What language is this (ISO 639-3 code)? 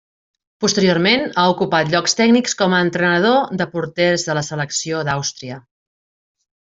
cat